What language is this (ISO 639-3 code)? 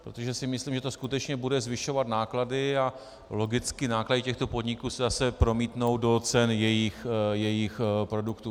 ces